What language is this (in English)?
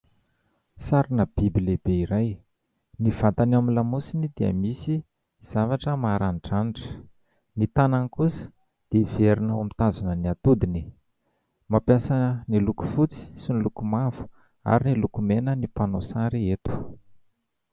Malagasy